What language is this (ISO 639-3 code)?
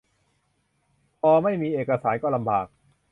tha